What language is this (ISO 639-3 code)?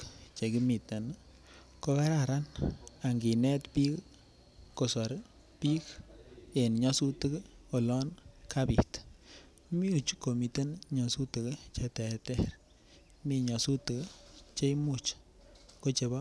kln